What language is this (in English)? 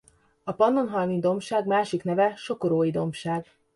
Hungarian